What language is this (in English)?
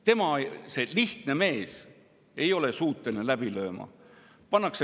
Estonian